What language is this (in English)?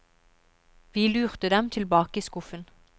Norwegian